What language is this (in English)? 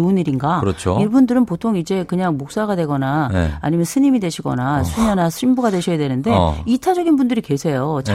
Korean